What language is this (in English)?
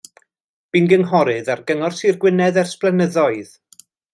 Welsh